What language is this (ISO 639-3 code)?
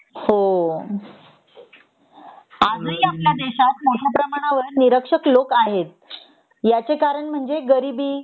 mar